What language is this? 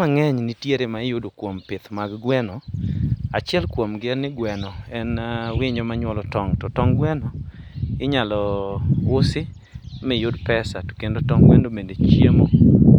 Luo (Kenya and Tanzania)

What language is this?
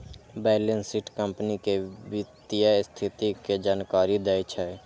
Maithili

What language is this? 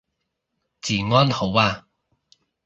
Cantonese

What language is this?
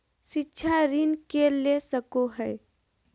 Magahi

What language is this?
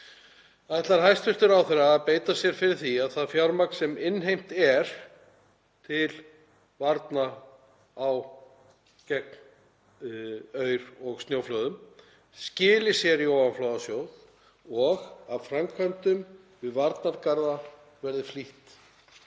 Icelandic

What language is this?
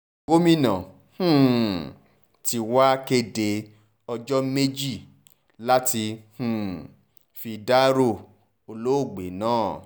Yoruba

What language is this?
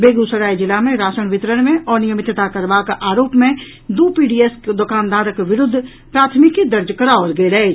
Maithili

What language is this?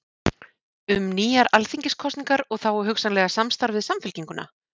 Icelandic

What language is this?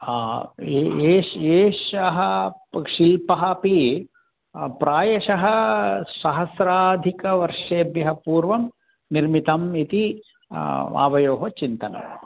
Sanskrit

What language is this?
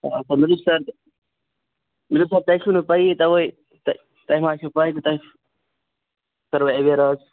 Kashmiri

